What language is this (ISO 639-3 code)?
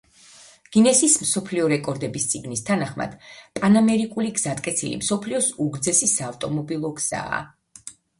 kat